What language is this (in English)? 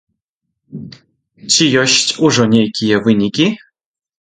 Belarusian